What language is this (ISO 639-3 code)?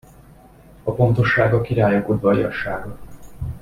hun